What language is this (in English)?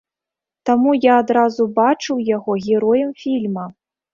Belarusian